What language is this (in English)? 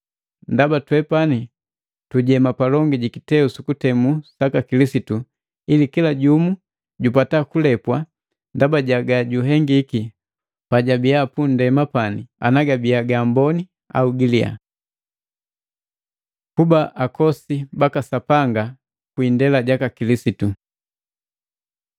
Matengo